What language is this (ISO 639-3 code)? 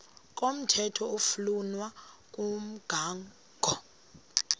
xho